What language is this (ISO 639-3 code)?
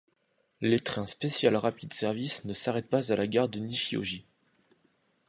fra